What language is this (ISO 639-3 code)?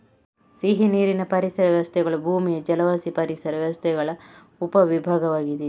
kan